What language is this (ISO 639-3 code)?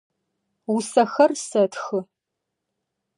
ady